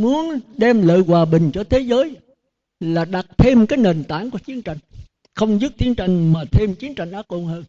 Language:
Vietnamese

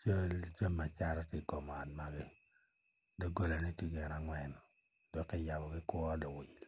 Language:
Acoli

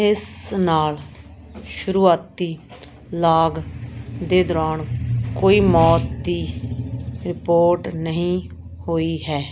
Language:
Punjabi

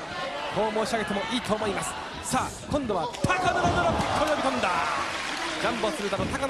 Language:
Japanese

